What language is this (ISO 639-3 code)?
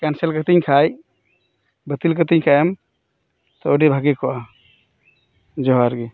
sat